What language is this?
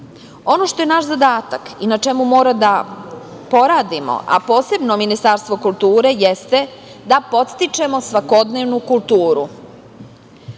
Serbian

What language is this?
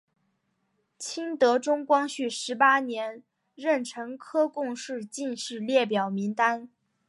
Chinese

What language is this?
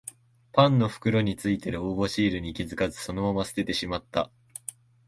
Japanese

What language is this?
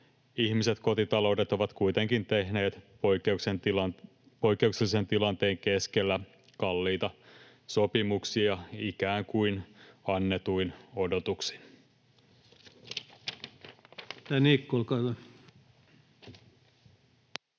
Finnish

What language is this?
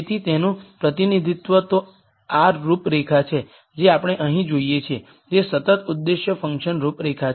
Gujarati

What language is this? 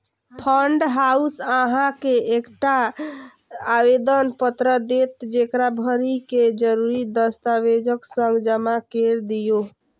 Maithili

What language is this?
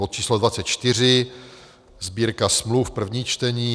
Czech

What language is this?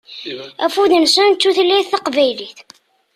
Kabyle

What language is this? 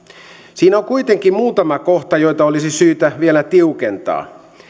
Finnish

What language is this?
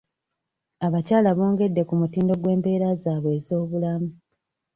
Ganda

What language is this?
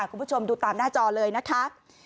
Thai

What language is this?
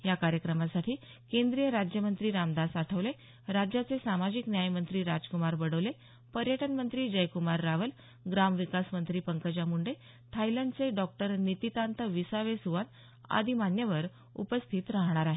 Marathi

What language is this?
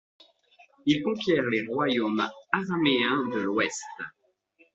French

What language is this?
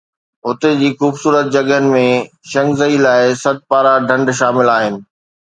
Sindhi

